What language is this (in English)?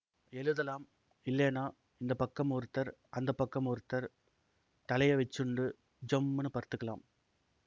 Tamil